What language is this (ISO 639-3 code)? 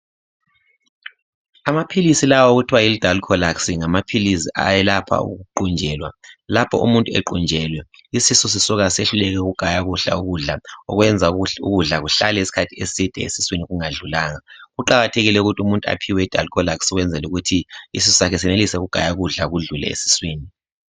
nde